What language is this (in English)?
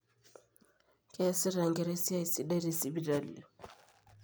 Masai